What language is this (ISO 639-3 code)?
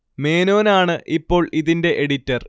mal